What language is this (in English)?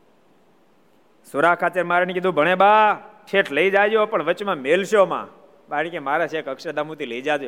Gujarati